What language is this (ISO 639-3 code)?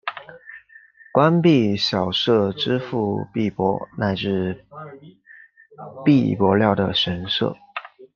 zho